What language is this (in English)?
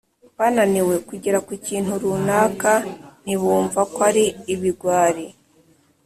Kinyarwanda